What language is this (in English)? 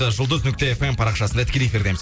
Kazakh